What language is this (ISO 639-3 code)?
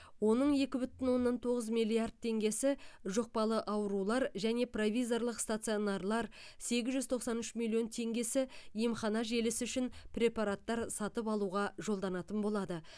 kaz